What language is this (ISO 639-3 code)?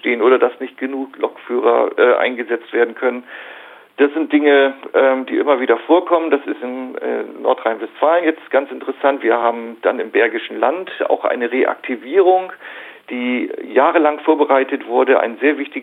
deu